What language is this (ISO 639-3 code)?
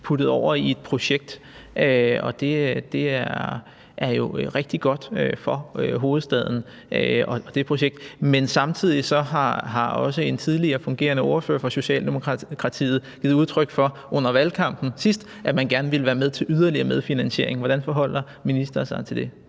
dan